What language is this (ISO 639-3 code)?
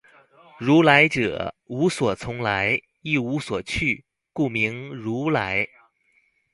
zho